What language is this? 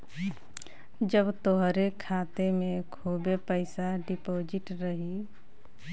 Bhojpuri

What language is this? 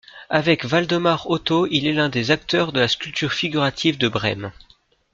French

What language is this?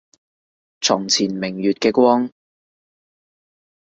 Cantonese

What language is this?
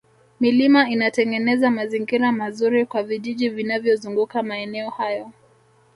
Swahili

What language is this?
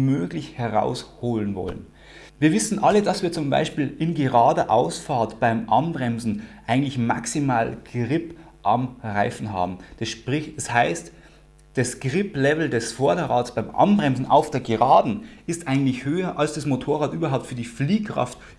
German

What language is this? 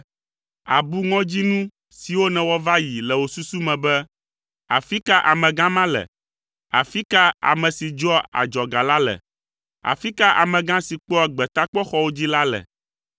Ewe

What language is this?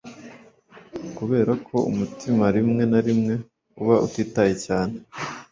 Kinyarwanda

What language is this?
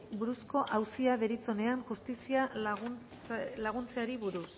Basque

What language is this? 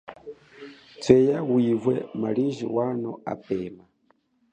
Chokwe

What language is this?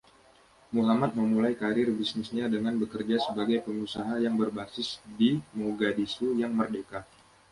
Indonesian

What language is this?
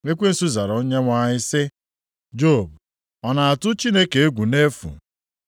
Igbo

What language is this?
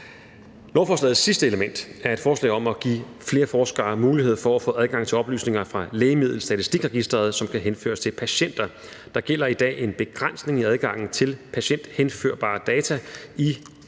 Danish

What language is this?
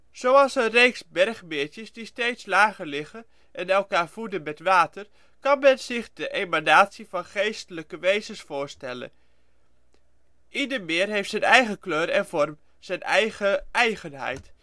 Dutch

